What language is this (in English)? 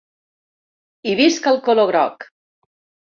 Catalan